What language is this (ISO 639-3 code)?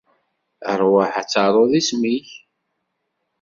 kab